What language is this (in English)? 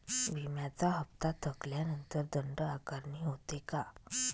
Marathi